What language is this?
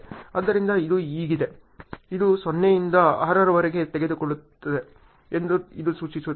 Kannada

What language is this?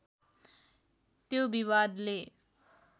Nepali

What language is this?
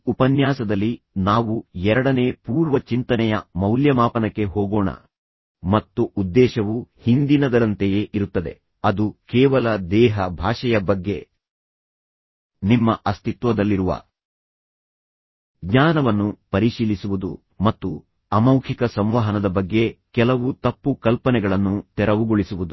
Kannada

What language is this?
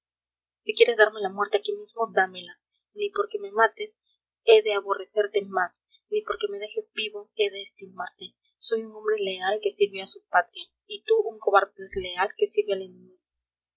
Spanish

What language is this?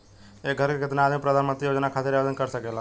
Bhojpuri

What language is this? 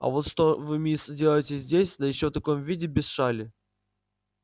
Russian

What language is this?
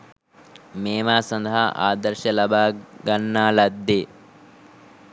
Sinhala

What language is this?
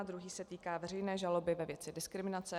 Czech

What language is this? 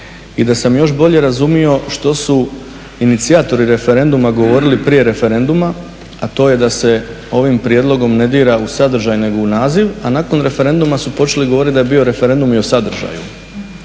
Croatian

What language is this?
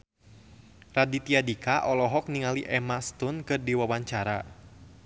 Sundanese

